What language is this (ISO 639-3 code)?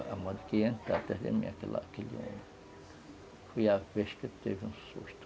por